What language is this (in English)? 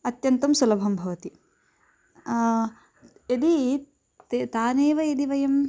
Sanskrit